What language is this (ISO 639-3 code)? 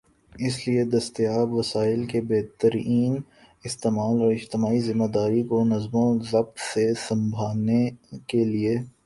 urd